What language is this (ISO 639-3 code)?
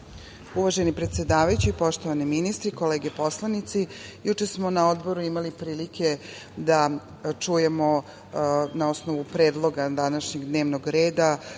srp